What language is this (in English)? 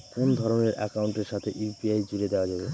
Bangla